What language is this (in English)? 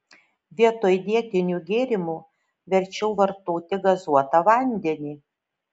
Lithuanian